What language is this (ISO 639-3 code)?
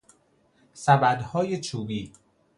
fas